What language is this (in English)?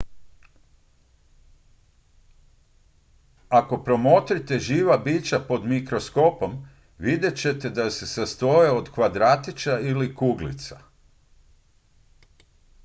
Croatian